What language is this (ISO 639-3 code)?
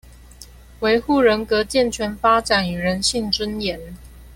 zho